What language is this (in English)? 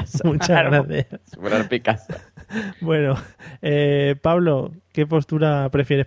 Spanish